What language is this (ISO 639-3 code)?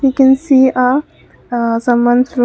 eng